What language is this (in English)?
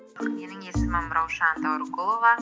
Kazakh